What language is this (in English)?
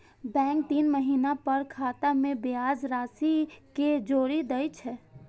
Maithili